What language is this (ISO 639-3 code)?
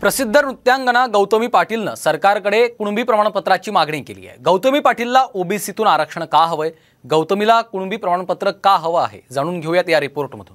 mar